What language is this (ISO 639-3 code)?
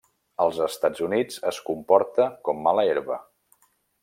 cat